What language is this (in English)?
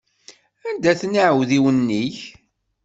Kabyle